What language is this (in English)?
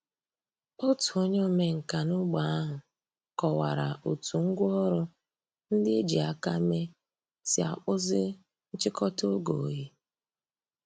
Igbo